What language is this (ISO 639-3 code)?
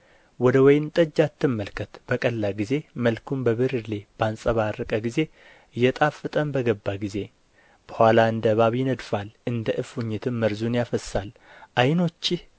amh